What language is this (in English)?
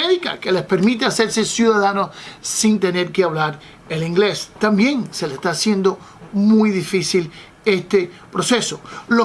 Spanish